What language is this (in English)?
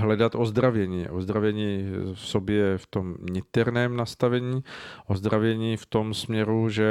Czech